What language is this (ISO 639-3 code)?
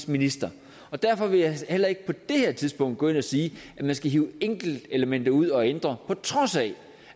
dan